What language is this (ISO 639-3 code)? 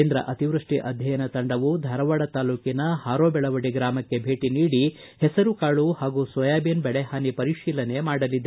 kan